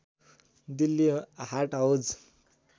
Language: Nepali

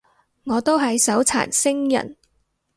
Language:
Cantonese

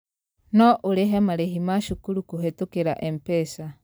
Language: Kikuyu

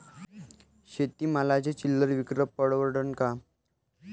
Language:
Marathi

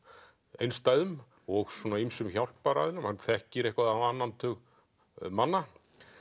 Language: Icelandic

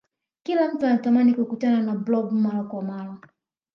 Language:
Swahili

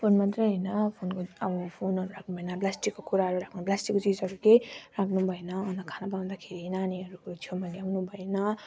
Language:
Nepali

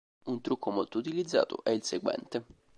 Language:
Italian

